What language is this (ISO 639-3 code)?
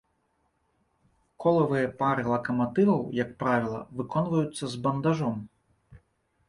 bel